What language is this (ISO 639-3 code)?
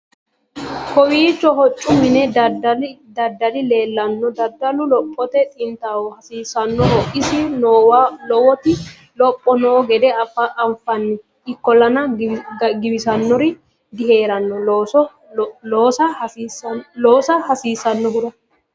sid